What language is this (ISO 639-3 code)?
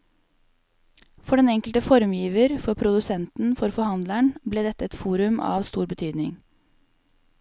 nor